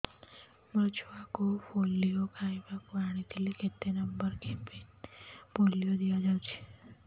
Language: Odia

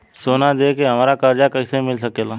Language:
Bhojpuri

